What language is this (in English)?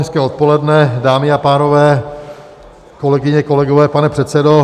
Czech